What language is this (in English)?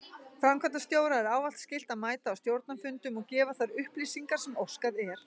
Icelandic